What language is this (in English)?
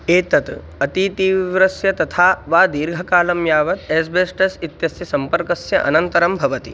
Sanskrit